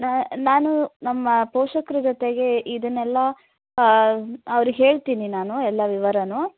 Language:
Kannada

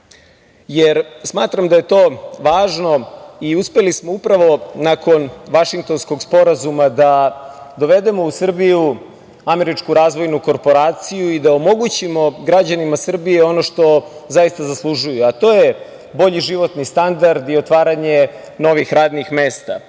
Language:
Serbian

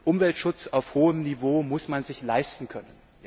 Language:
German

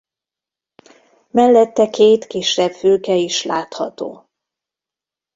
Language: Hungarian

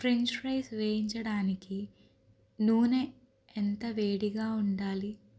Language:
Telugu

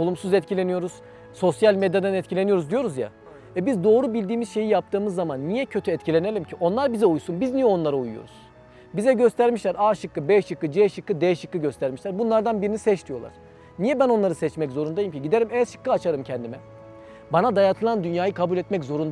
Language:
Turkish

